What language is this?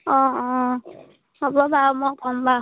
Assamese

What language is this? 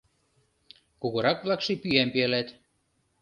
Mari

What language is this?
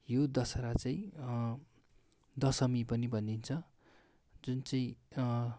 Nepali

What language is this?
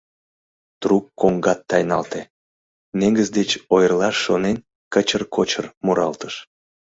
Mari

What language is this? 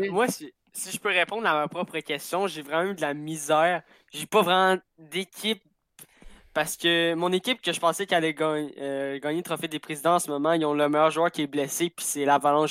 French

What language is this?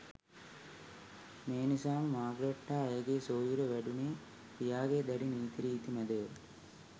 Sinhala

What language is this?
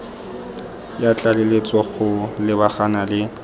Tswana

